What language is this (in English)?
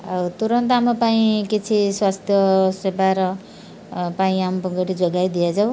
Odia